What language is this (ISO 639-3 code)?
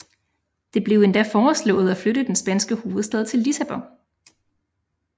dan